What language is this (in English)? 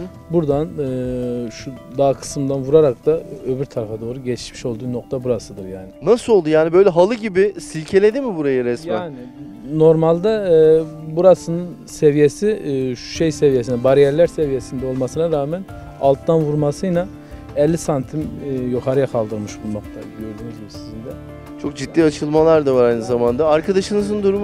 Turkish